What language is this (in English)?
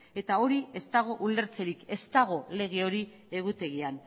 Basque